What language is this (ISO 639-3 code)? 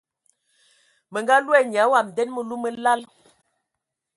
ewo